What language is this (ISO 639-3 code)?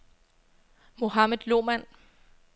dan